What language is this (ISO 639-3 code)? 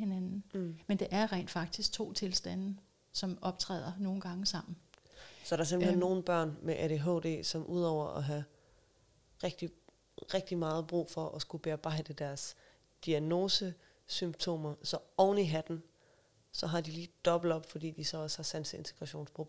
dan